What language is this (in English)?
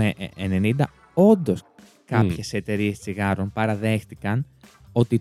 Greek